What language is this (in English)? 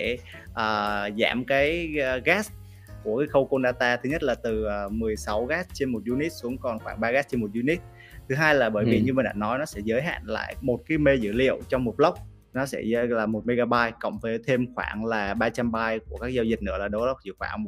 Vietnamese